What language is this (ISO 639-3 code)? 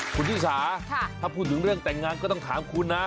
tha